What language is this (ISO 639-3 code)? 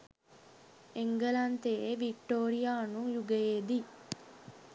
sin